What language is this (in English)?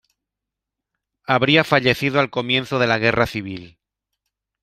Spanish